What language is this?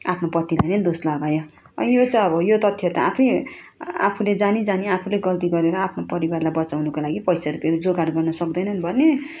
Nepali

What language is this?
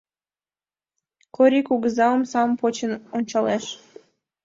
Mari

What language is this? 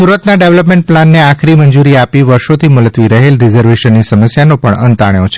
Gujarati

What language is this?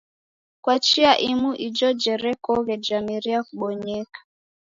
Taita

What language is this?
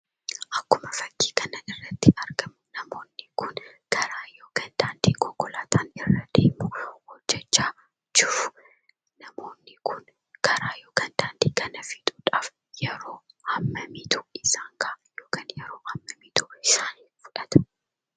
Oromo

